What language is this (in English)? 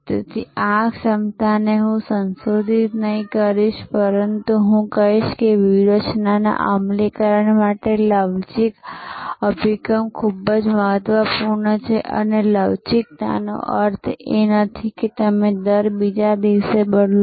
Gujarati